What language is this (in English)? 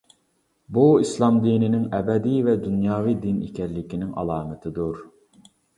Uyghur